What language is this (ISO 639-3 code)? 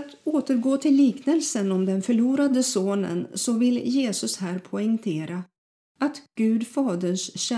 swe